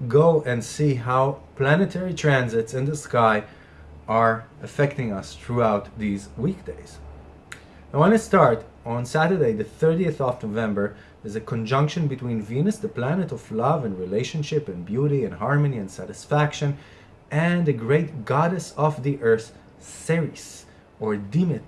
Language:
English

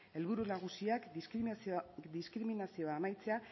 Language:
Basque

